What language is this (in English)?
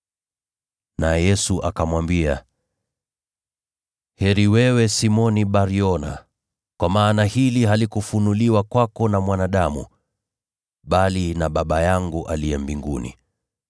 Swahili